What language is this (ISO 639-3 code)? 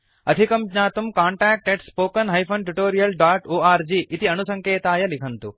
san